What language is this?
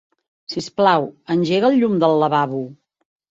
Catalan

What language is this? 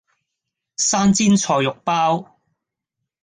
Cantonese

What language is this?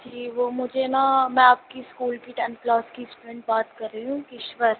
Urdu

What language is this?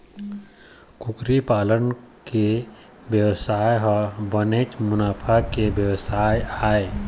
Chhattisgarhi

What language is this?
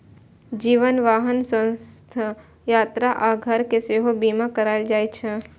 Maithili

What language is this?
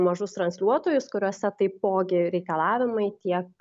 Lithuanian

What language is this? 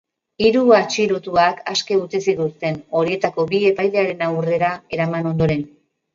Basque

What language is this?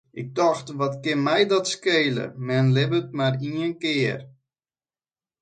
Western Frisian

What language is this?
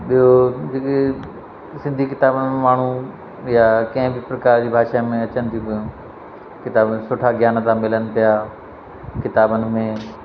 Sindhi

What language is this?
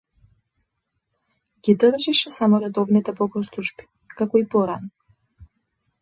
Macedonian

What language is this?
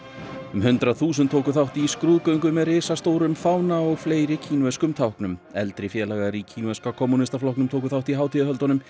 Icelandic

